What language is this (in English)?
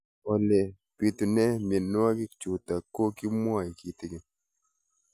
Kalenjin